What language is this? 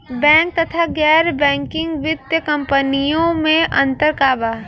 Bhojpuri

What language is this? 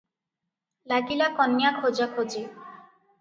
Odia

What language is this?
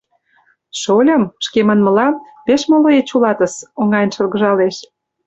Mari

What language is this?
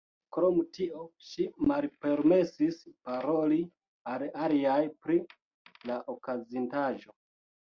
Esperanto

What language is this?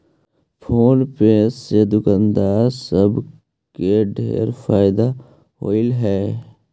Magahi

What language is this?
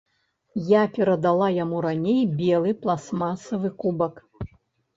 Belarusian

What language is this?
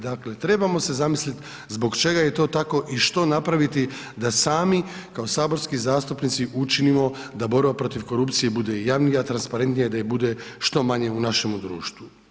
Croatian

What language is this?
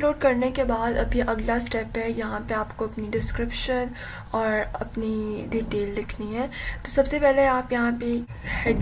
Urdu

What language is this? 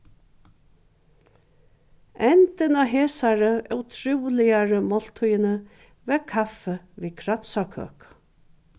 Faroese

